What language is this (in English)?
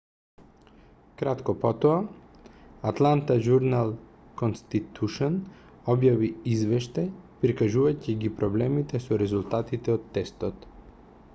Macedonian